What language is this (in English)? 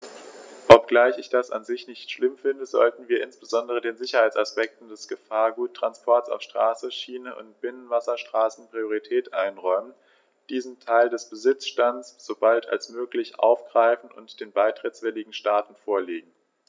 German